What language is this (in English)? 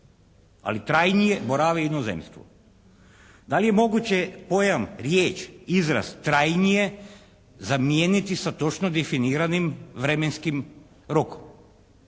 Croatian